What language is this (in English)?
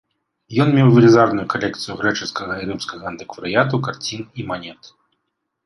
Belarusian